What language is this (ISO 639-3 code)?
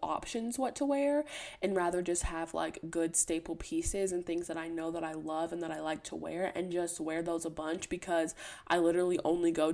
eng